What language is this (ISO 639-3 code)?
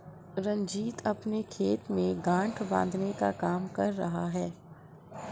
hin